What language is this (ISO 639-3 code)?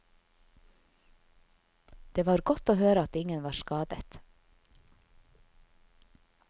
nor